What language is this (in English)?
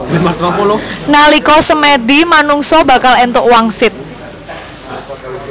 Javanese